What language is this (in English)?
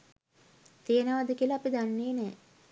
Sinhala